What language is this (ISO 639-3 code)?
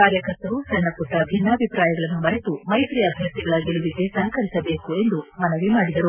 kan